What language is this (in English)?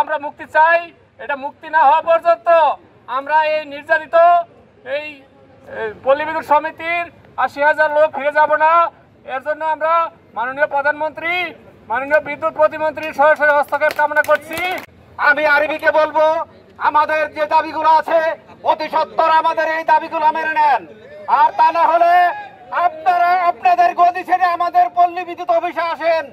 Bangla